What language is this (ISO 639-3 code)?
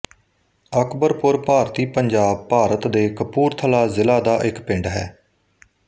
pan